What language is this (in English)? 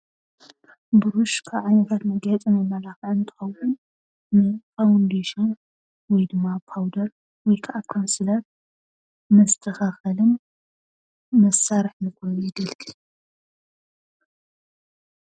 Tigrinya